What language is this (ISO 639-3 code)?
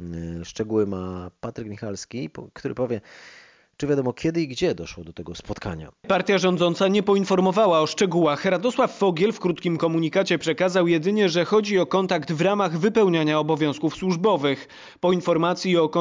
pol